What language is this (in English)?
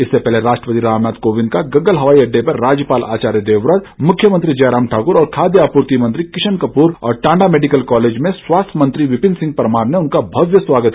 Hindi